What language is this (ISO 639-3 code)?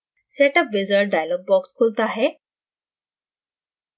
hin